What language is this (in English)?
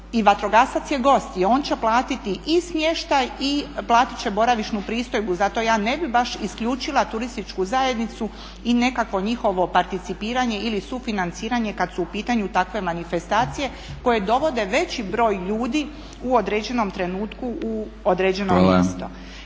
Croatian